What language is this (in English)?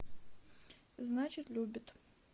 Russian